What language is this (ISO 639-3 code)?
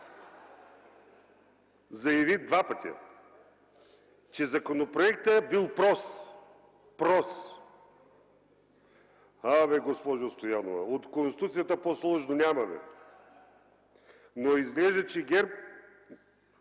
bul